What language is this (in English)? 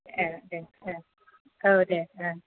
Bodo